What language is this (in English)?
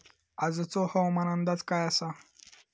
Marathi